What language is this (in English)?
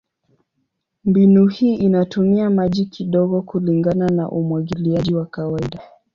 Swahili